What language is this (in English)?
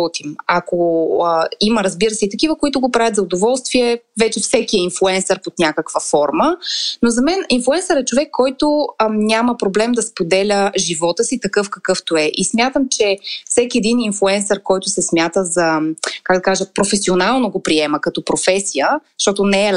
Bulgarian